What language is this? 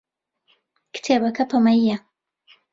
Central Kurdish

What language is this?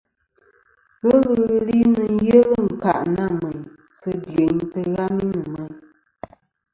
Kom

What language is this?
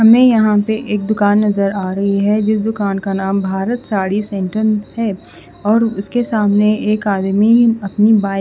Hindi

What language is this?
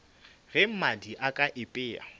Northern Sotho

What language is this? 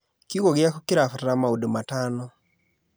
Kikuyu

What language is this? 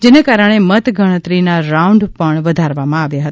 Gujarati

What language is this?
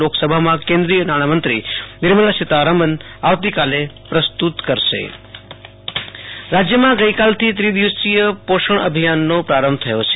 Gujarati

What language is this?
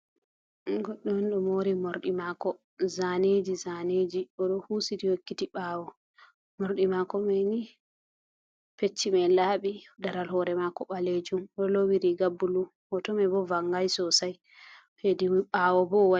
Fula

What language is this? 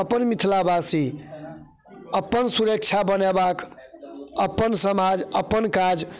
Maithili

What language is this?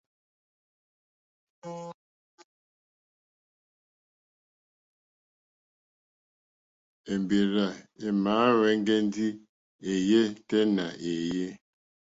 Mokpwe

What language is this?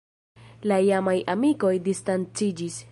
Esperanto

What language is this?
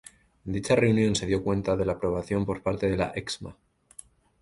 Spanish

